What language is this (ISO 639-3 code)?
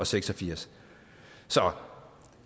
dan